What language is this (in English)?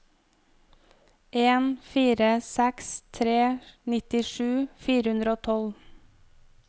Norwegian